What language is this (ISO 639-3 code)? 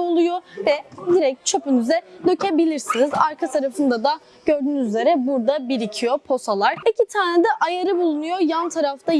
tur